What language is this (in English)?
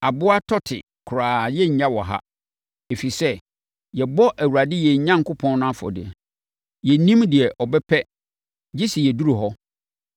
Akan